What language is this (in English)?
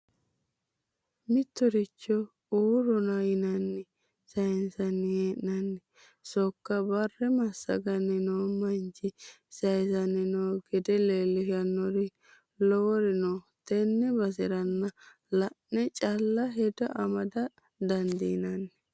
Sidamo